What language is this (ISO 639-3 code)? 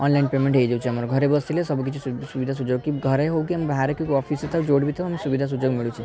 ori